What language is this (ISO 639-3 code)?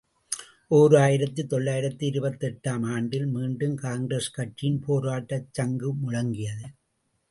tam